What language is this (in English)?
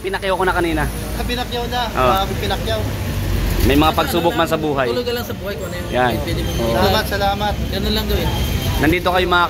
Filipino